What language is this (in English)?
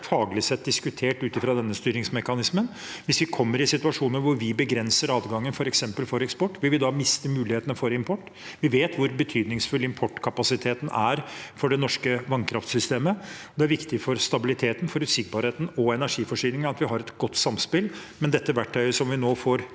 Norwegian